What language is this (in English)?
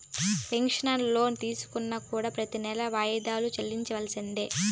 Telugu